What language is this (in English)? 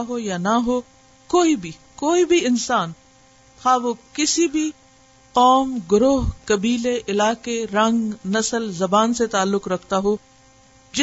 Urdu